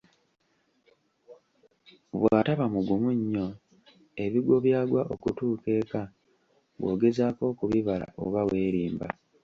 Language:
Ganda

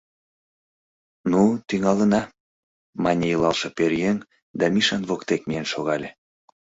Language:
Mari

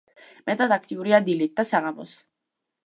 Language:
Georgian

